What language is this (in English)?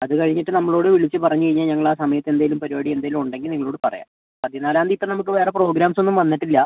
Malayalam